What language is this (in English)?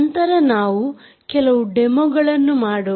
Kannada